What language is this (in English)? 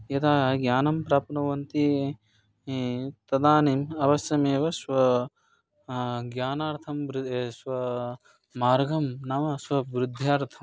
Sanskrit